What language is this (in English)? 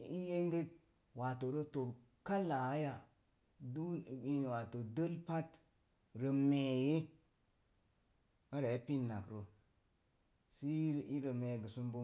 Mom Jango